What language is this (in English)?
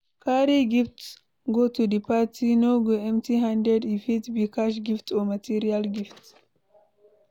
Nigerian Pidgin